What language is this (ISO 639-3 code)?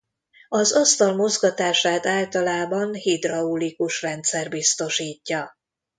hun